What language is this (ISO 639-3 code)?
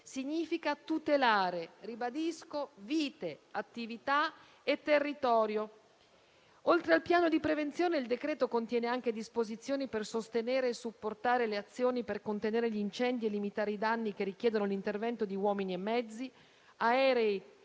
ita